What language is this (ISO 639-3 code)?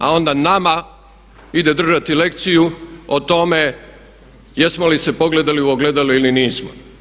hrv